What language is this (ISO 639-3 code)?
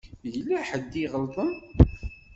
kab